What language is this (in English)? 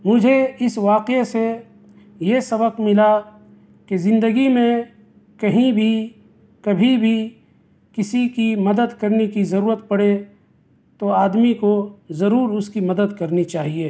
Urdu